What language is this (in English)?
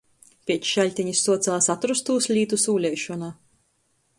Latgalian